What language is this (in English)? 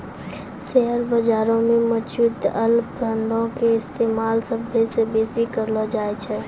Maithili